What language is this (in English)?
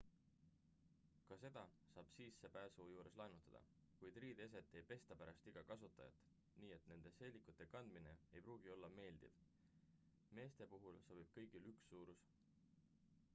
Estonian